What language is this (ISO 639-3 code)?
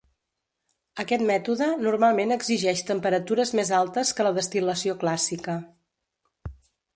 cat